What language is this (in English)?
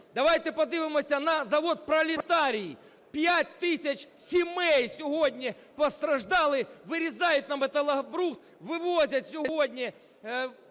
Ukrainian